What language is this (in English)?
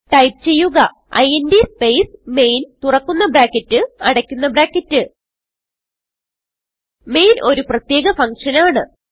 Malayalam